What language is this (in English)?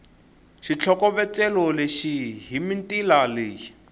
Tsonga